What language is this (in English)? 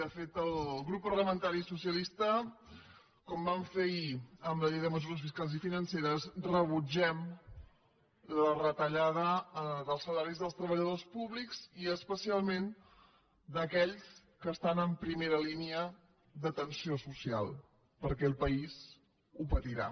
Catalan